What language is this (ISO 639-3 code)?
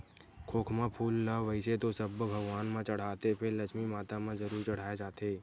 hne